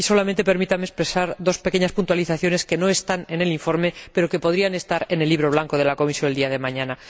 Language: Spanish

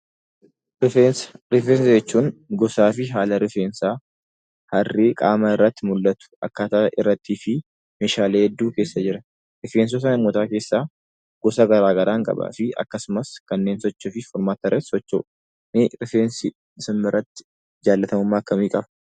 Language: Oromo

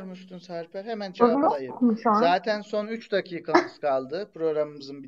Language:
Turkish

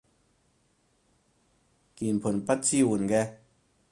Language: Cantonese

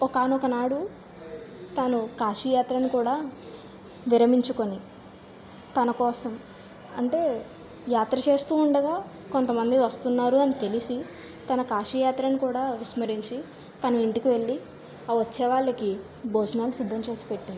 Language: Telugu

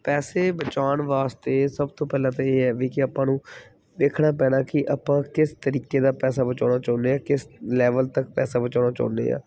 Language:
Punjabi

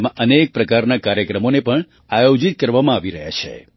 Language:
Gujarati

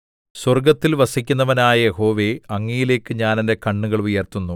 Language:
Malayalam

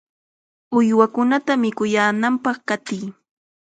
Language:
Chiquián Ancash Quechua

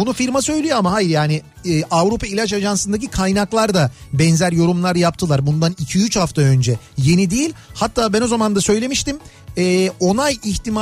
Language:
Turkish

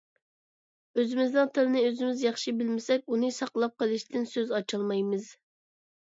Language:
Uyghur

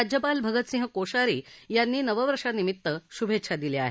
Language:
Marathi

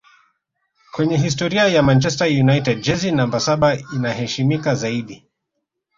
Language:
Swahili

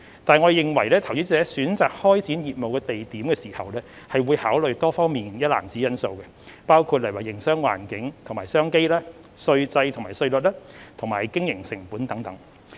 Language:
Cantonese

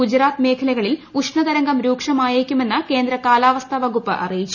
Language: Malayalam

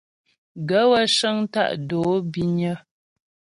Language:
Ghomala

